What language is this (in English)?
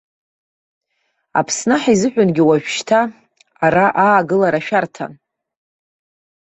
Abkhazian